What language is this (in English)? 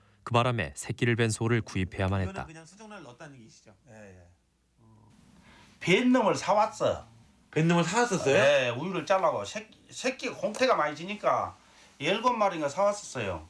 Korean